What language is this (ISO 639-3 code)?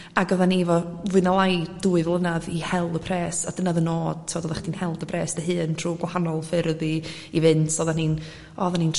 cym